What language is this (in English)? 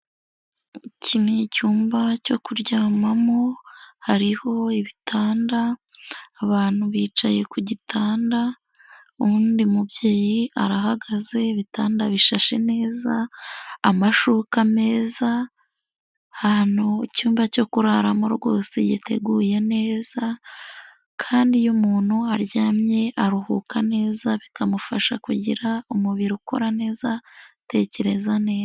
Kinyarwanda